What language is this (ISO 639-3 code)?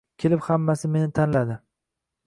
uzb